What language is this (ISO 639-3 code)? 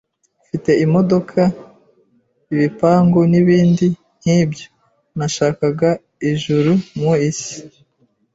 kin